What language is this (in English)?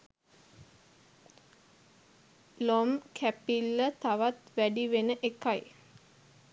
Sinhala